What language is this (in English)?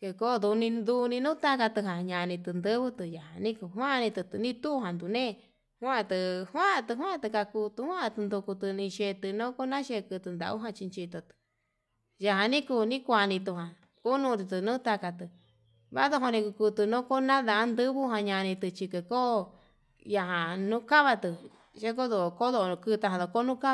Yutanduchi Mixtec